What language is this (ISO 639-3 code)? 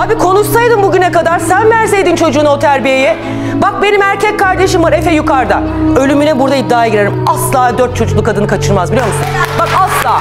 tur